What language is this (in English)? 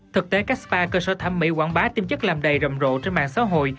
Vietnamese